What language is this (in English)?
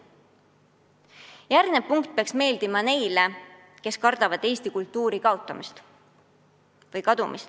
Estonian